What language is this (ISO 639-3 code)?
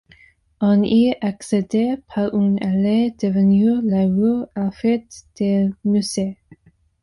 fra